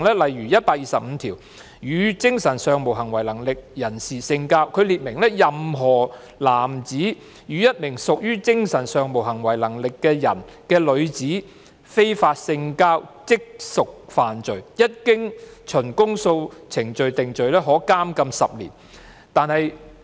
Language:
Cantonese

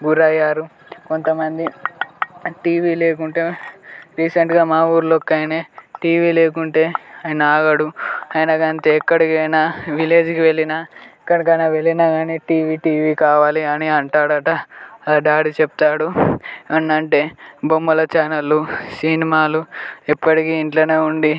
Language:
Telugu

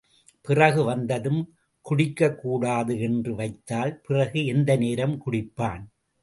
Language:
Tamil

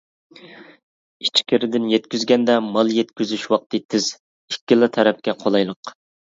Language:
Uyghur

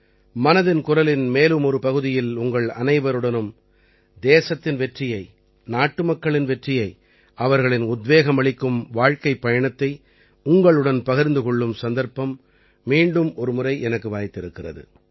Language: Tamil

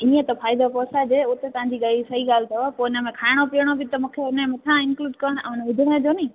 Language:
Sindhi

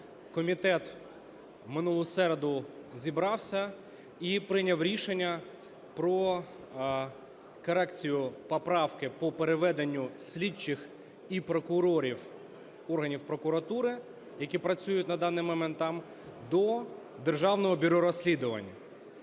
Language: Ukrainian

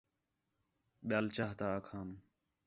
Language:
Khetrani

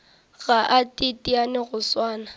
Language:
Northern Sotho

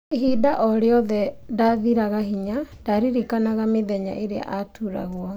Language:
Kikuyu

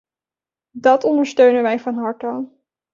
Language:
Dutch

